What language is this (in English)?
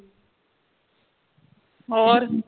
Punjabi